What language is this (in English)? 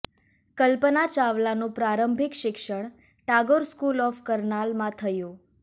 Gujarati